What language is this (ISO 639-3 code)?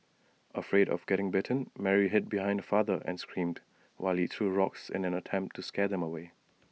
eng